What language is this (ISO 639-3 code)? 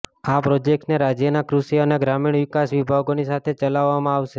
guj